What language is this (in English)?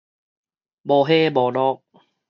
Min Nan Chinese